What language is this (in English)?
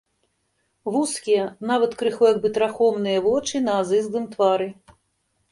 Belarusian